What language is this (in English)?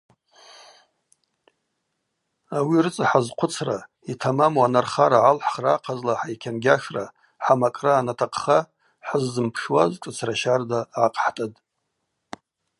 Abaza